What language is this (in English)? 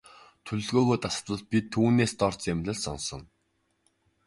Mongolian